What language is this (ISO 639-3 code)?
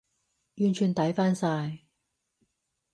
yue